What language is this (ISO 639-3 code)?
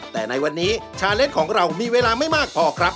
tha